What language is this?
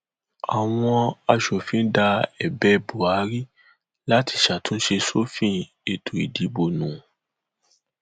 Yoruba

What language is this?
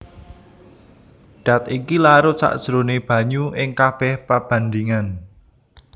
Javanese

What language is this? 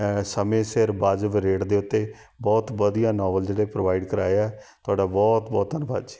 Punjabi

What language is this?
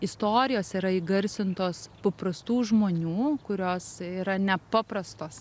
Lithuanian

